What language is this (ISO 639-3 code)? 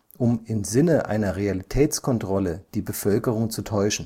deu